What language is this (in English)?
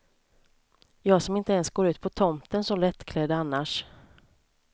Swedish